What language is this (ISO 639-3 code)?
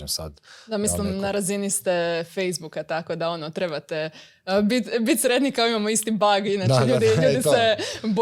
hrv